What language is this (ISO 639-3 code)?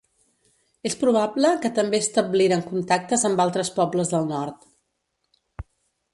cat